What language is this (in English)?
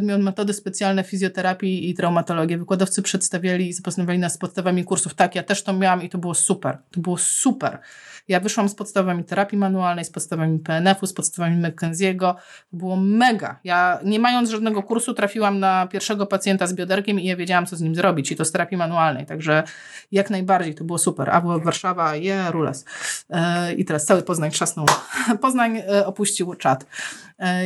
Polish